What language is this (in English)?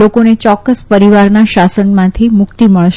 Gujarati